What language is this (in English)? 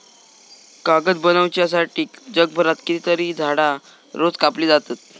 Marathi